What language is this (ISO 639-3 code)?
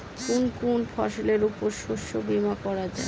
ben